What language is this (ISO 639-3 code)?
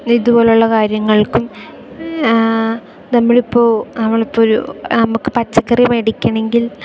mal